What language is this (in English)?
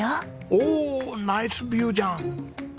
Japanese